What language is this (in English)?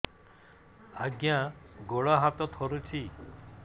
Odia